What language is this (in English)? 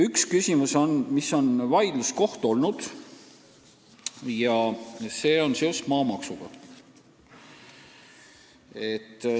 Estonian